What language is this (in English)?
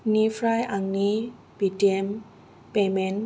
Bodo